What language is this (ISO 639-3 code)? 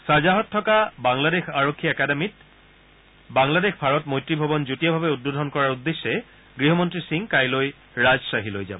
asm